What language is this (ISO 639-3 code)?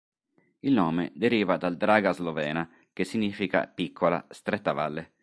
ita